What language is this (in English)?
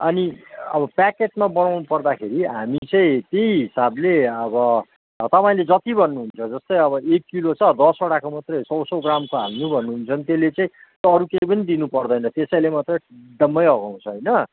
Nepali